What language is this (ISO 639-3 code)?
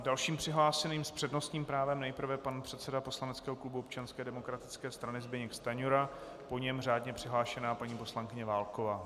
ces